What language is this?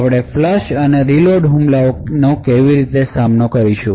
Gujarati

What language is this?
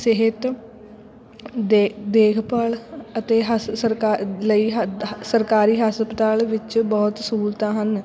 Punjabi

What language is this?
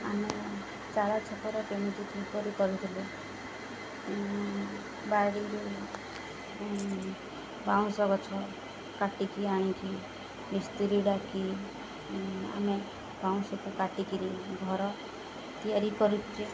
Odia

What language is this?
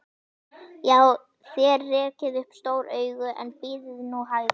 Icelandic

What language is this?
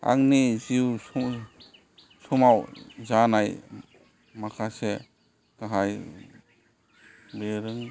Bodo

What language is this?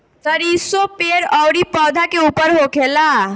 Bhojpuri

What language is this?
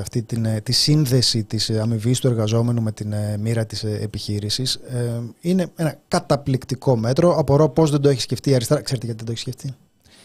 Greek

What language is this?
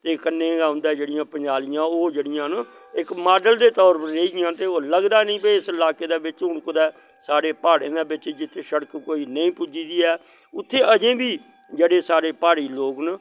Dogri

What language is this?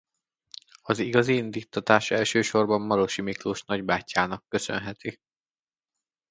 Hungarian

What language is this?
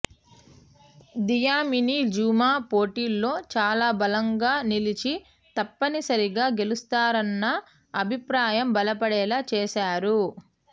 Telugu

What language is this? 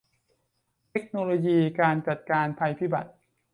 Thai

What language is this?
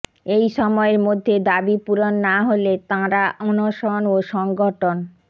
Bangla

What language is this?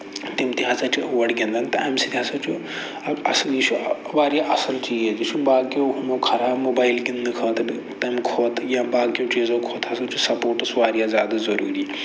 Kashmiri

